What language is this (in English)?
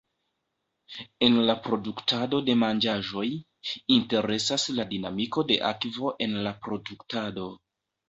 Esperanto